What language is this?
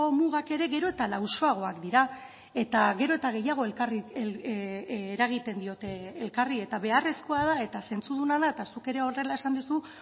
Basque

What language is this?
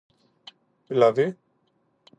Greek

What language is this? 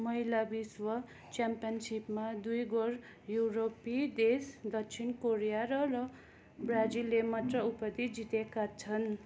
Nepali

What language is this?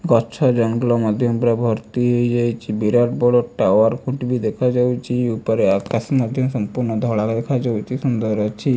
Odia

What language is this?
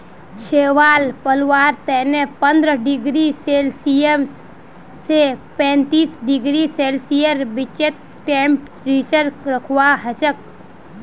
Magahi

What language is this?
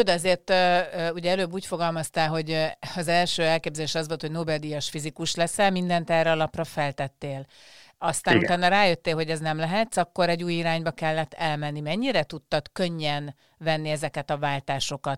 Hungarian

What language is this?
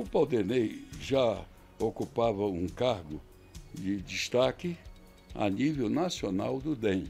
Portuguese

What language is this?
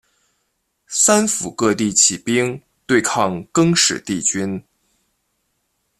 Chinese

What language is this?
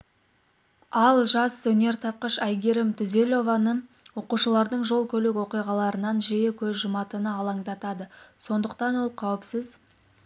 Kazakh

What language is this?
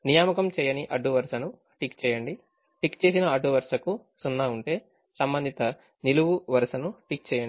Telugu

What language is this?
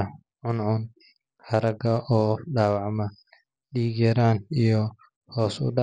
Somali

